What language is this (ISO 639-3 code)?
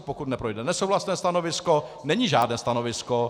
ces